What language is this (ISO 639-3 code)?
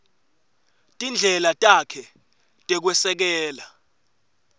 ssw